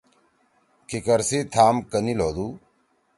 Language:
Torwali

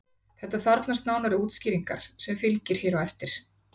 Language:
Icelandic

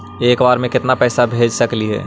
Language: Magahi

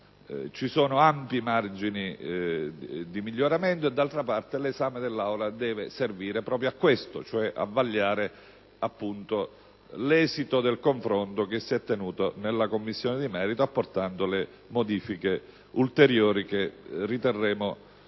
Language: Italian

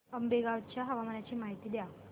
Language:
Marathi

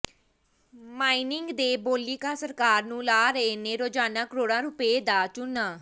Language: Punjabi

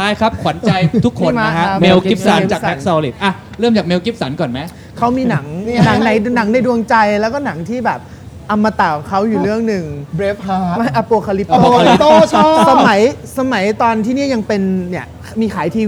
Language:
Thai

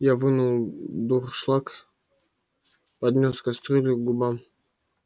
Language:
Russian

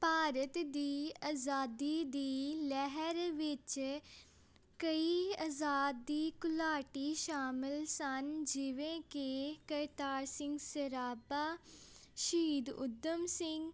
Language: Punjabi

